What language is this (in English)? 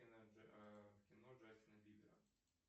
Russian